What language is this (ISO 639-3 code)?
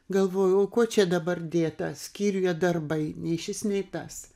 lit